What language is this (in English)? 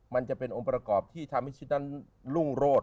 Thai